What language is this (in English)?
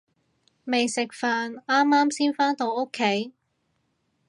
Cantonese